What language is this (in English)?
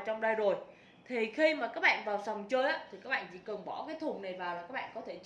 Vietnamese